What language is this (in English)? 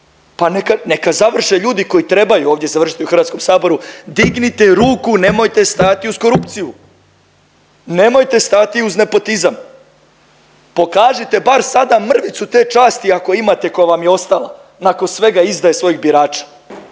Croatian